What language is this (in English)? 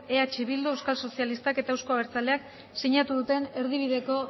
Basque